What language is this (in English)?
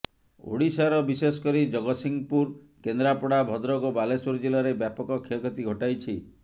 Odia